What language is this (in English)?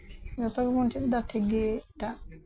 Santali